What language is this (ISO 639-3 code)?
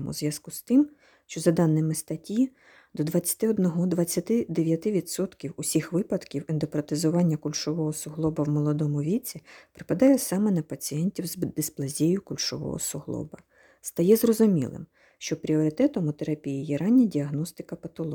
ukr